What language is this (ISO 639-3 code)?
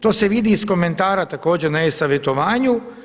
hrv